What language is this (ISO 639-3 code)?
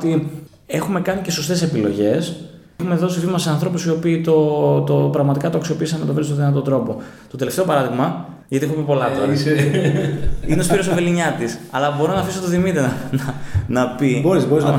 ell